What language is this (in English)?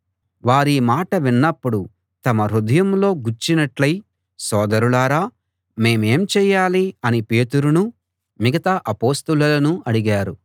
Telugu